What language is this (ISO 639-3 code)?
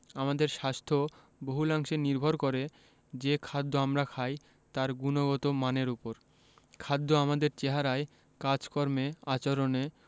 ben